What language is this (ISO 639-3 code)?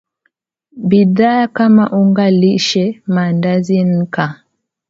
swa